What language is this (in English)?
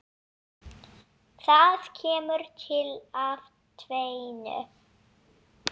Icelandic